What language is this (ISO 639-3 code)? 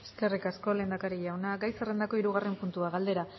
eus